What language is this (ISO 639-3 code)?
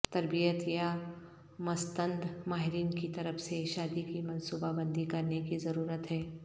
urd